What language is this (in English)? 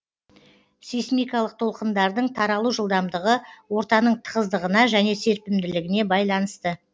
Kazakh